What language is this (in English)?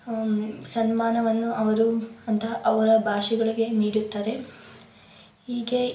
Kannada